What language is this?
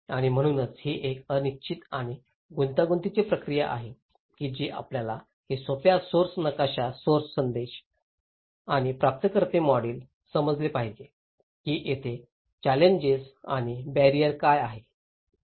Marathi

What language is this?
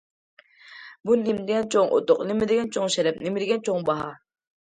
Uyghur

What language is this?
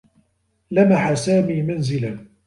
Arabic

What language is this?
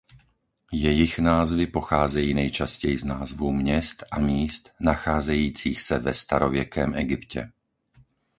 Czech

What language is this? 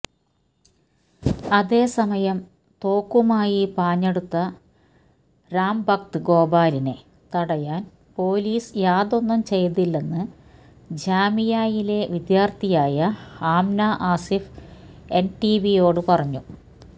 Malayalam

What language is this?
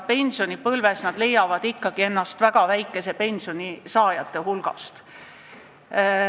Estonian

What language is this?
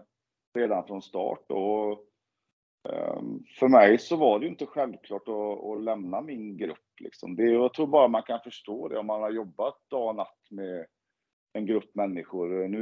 Swedish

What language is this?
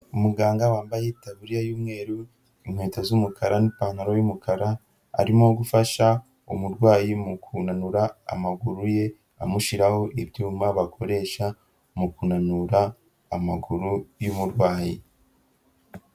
Kinyarwanda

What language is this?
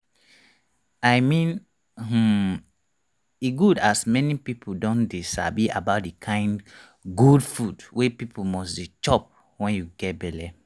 Nigerian Pidgin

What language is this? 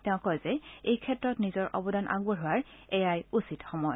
Assamese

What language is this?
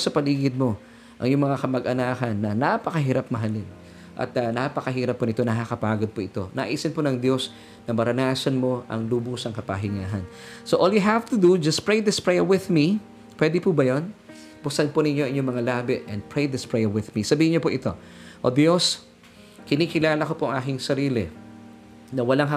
Filipino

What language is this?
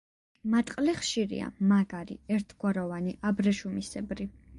Georgian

